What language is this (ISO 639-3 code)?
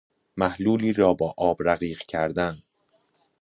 fas